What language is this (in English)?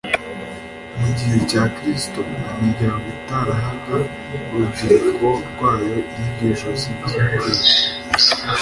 Kinyarwanda